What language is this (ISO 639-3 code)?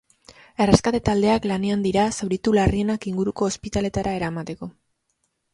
eus